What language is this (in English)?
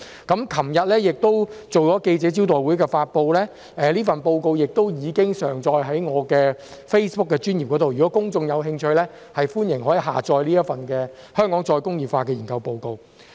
Cantonese